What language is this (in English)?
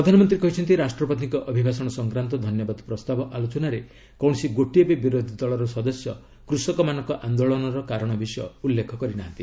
Odia